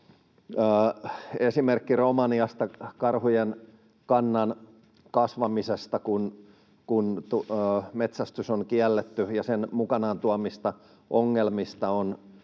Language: Finnish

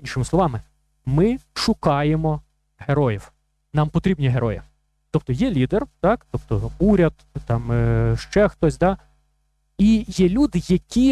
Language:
Ukrainian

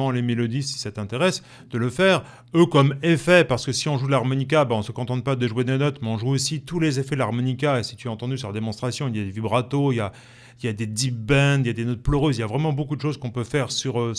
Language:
French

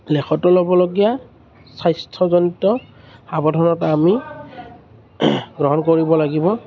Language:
Assamese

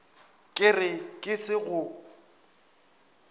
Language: Northern Sotho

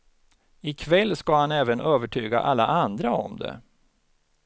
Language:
Swedish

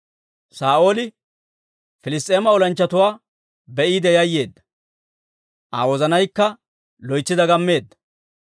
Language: Dawro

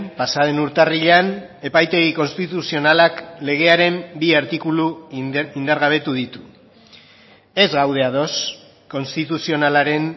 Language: Basque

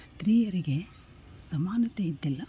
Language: Kannada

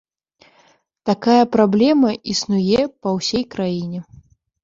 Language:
Belarusian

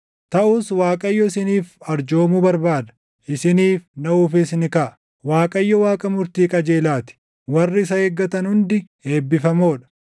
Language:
Oromo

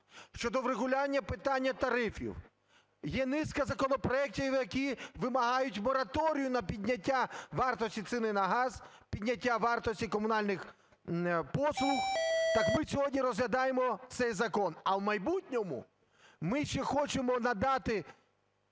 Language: Ukrainian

